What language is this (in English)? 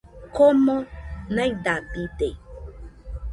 Nüpode Huitoto